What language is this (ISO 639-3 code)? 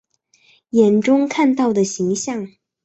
zho